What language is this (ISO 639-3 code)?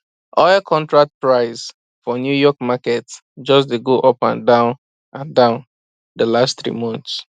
pcm